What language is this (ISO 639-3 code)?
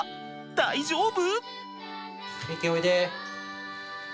jpn